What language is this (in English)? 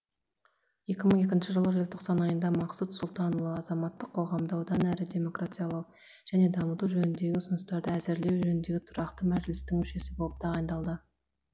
Kazakh